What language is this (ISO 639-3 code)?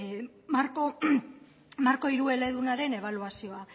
eus